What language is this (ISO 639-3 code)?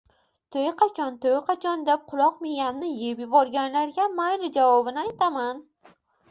uzb